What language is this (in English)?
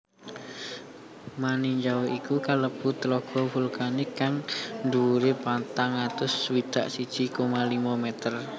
Javanese